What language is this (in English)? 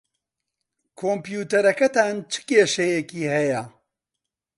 Central Kurdish